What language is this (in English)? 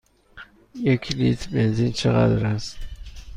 Persian